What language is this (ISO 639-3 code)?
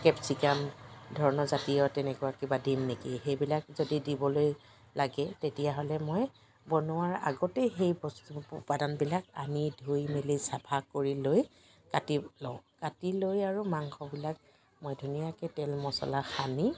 asm